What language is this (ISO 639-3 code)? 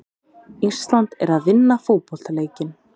isl